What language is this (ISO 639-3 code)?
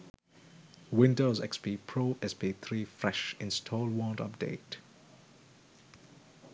sin